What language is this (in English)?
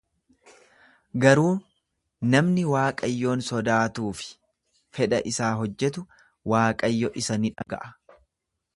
Oromo